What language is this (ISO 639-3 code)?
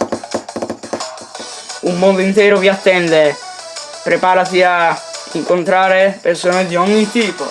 ita